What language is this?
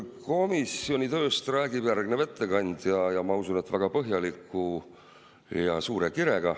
Estonian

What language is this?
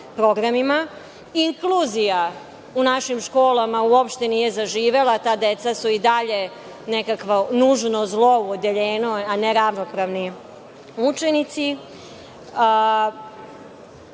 Serbian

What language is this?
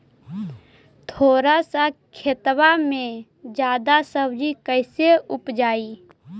Magahi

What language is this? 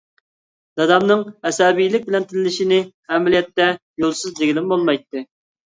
Uyghur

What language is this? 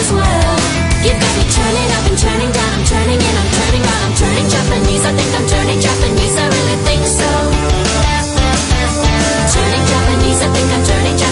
Italian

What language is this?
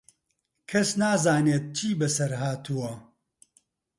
Central Kurdish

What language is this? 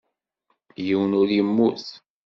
Kabyle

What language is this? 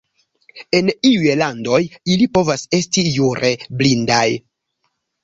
Esperanto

